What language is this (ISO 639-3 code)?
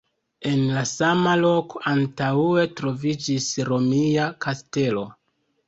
epo